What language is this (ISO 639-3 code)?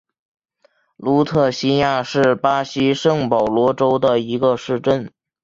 zho